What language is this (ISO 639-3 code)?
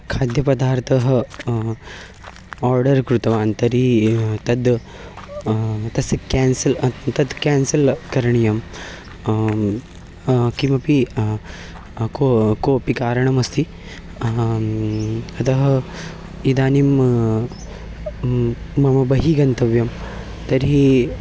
san